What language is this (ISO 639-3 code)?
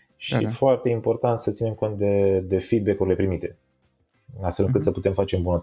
ron